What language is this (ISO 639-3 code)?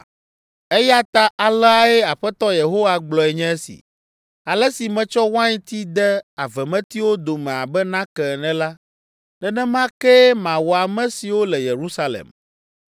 ewe